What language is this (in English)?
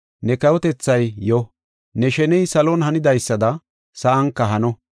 Gofa